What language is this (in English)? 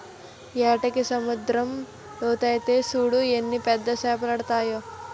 Telugu